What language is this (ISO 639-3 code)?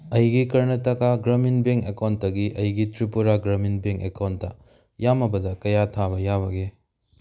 mni